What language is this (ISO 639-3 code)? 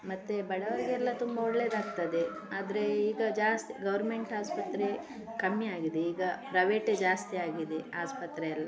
kan